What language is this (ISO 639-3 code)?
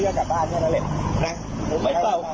tha